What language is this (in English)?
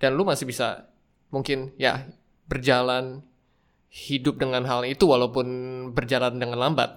Indonesian